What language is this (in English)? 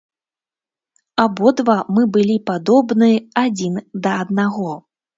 Belarusian